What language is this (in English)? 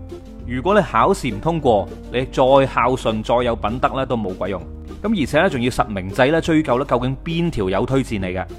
Chinese